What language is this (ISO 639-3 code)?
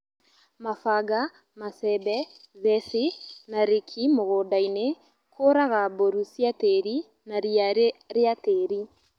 kik